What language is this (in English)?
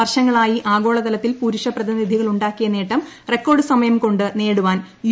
Malayalam